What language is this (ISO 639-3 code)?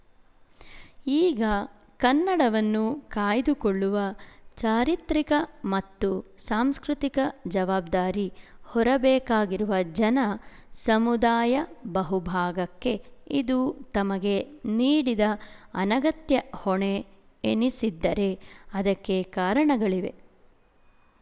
kan